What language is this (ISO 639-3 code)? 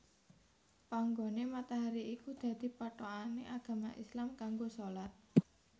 jav